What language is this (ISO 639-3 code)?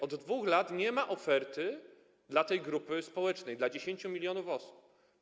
pol